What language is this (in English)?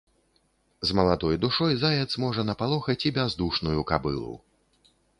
Belarusian